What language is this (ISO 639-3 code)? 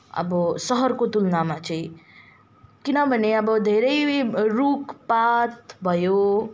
nep